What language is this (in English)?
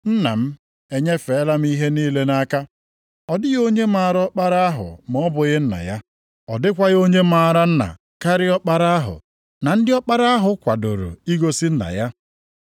Igbo